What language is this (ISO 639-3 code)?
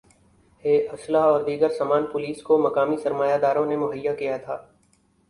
urd